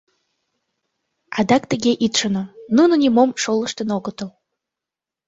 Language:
Mari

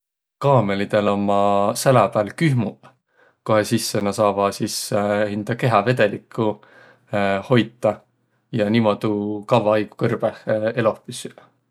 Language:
Võro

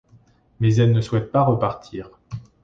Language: French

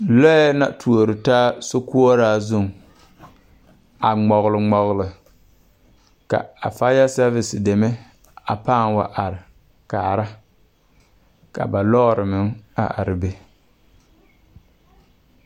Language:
Southern Dagaare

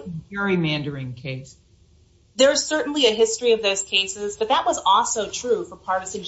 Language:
English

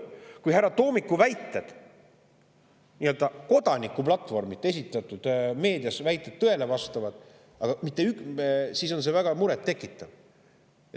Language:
Estonian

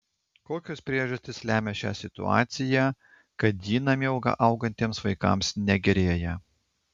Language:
Lithuanian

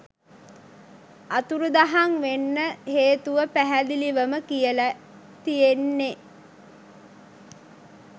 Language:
Sinhala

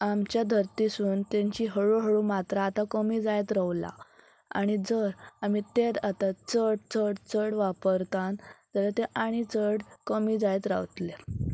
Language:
Konkani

